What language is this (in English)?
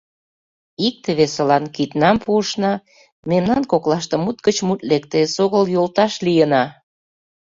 Mari